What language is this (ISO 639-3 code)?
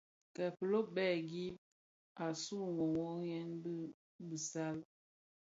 ksf